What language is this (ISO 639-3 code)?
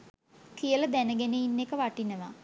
sin